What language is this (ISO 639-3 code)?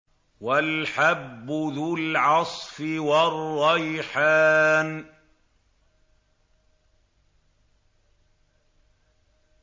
ara